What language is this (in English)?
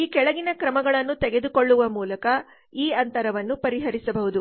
Kannada